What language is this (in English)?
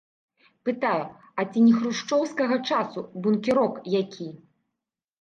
Belarusian